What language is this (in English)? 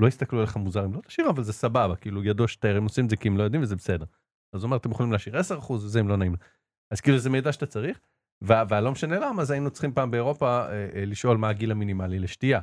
Hebrew